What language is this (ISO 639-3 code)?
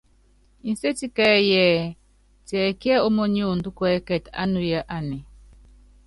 yav